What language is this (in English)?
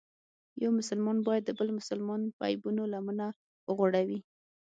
Pashto